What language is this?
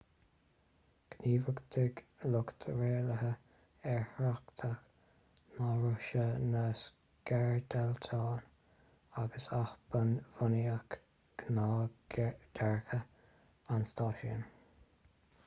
Irish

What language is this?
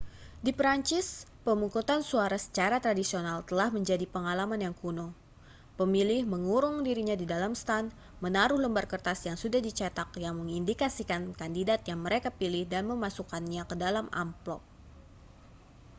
Indonesian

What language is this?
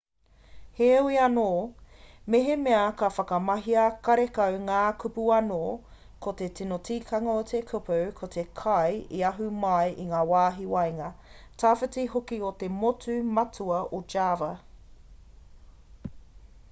Māori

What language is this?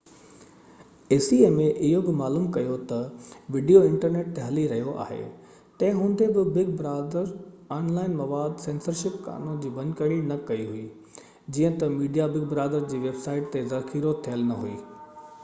Sindhi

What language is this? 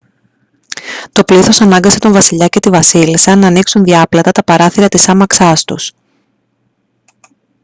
Greek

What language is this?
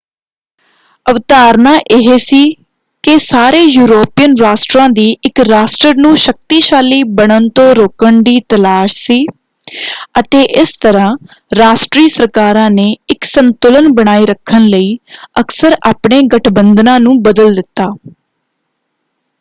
Punjabi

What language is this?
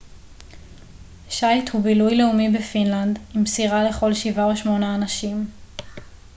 Hebrew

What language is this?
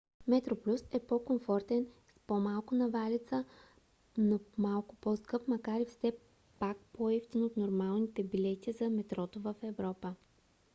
Bulgarian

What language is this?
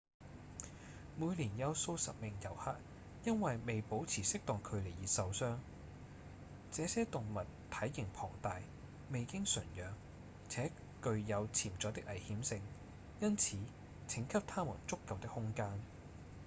Cantonese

